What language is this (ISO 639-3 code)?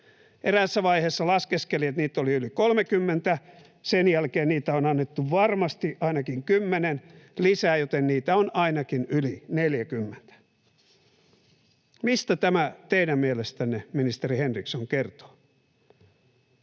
fin